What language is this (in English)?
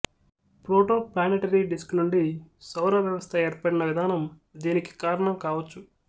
Telugu